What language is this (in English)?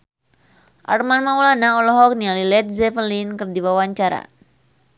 Sundanese